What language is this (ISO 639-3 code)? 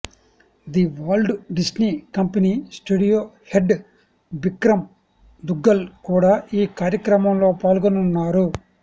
tel